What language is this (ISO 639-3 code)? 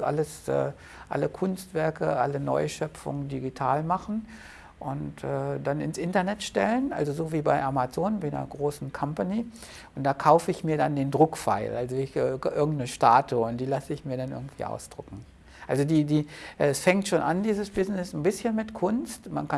deu